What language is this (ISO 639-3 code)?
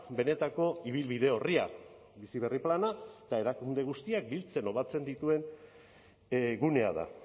eus